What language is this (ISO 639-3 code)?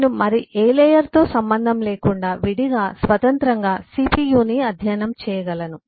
tel